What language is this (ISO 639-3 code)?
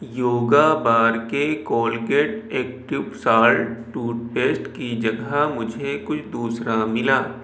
urd